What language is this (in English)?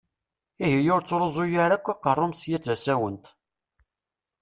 Kabyle